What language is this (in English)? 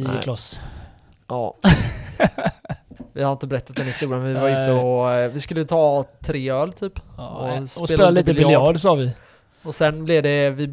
Swedish